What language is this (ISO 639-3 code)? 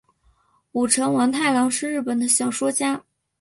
zho